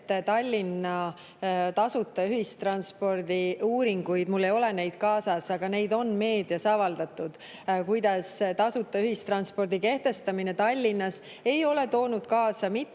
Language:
Estonian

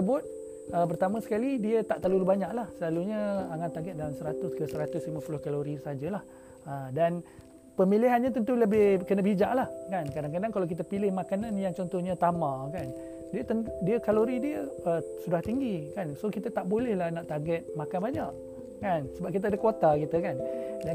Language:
Malay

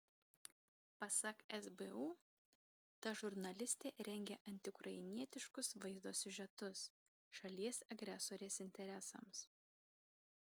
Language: Lithuanian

